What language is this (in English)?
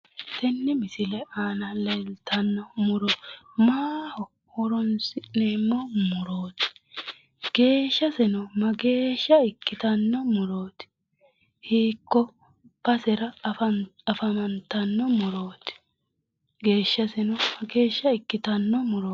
Sidamo